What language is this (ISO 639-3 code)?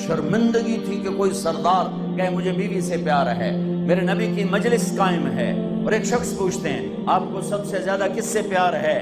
ara